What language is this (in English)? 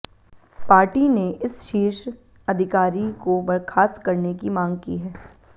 Hindi